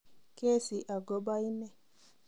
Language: Kalenjin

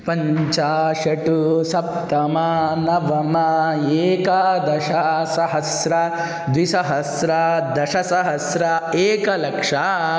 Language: Sanskrit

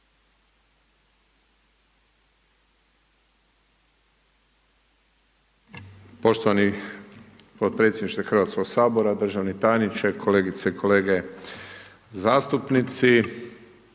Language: Croatian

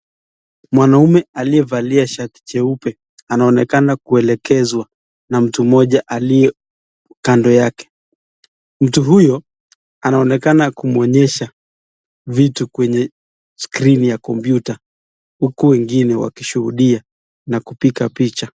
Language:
Swahili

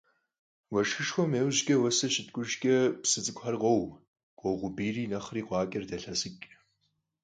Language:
Kabardian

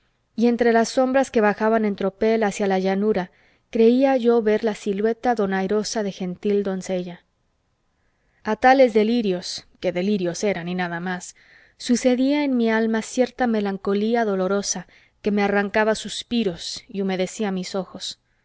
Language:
Spanish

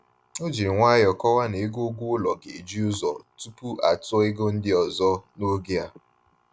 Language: Igbo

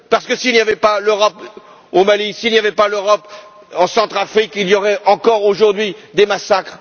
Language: French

